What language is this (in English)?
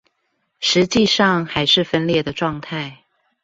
Chinese